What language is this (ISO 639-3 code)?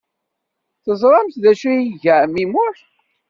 kab